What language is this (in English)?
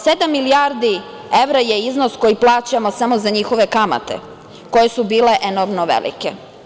Serbian